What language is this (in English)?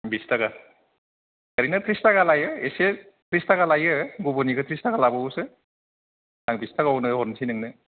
Bodo